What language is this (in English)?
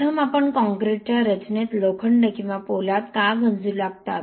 Marathi